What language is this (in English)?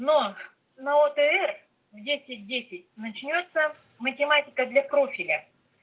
Russian